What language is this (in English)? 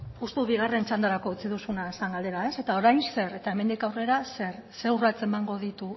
Basque